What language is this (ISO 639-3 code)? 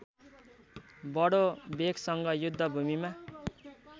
nep